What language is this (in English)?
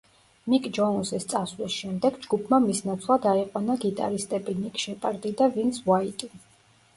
Georgian